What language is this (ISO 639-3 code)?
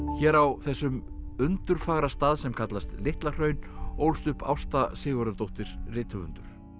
isl